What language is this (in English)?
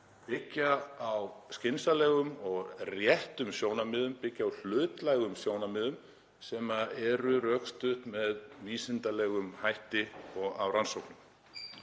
Icelandic